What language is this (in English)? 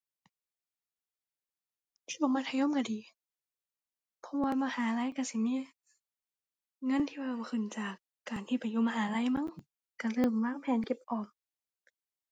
Thai